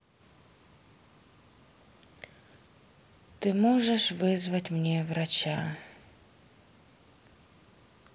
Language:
Russian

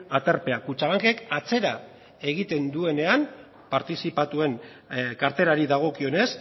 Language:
Basque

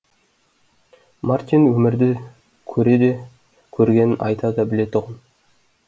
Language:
Kazakh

